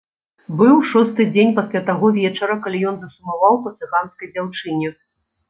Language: Belarusian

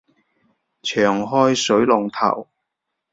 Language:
Cantonese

